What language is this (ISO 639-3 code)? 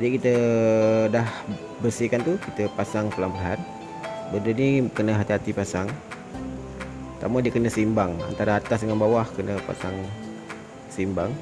msa